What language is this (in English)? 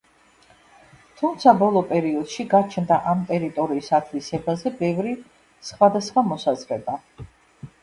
Georgian